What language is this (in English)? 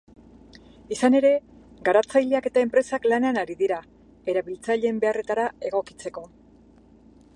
Basque